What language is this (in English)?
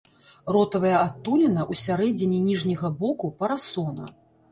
Belarusian